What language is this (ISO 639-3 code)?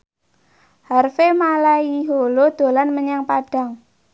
jav